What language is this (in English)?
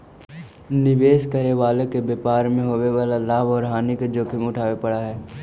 Magahi